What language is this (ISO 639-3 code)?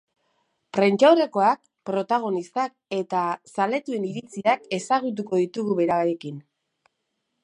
eus